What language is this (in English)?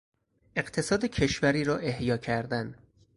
Persian